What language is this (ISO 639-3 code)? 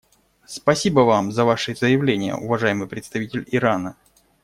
rus